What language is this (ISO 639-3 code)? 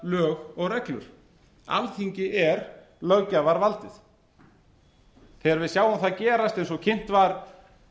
isl